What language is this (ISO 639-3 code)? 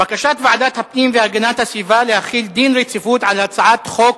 heb